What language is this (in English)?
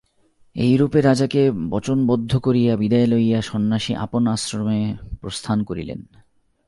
Bangla